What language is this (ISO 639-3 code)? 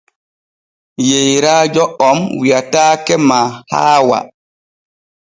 fue